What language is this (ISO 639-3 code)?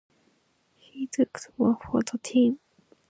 eng